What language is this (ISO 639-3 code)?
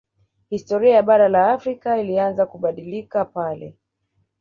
swa